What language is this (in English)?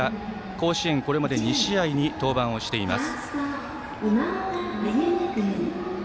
Japanese